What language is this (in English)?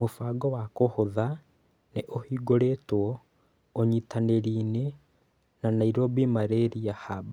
Kikuyu